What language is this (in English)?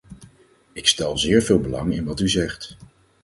Dutch